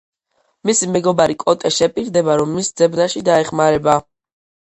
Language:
Georgian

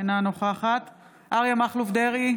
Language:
Hebrew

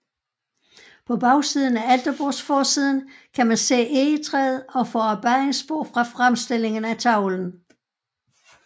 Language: Danish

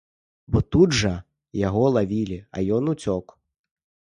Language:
Belarusian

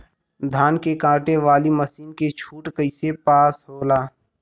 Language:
Bhojpuri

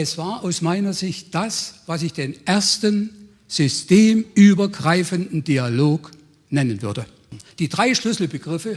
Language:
German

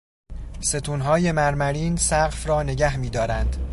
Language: Persian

